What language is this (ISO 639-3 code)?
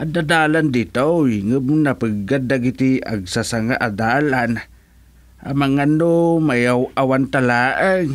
fil